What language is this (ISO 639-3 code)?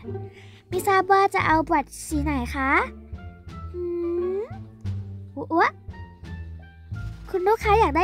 tha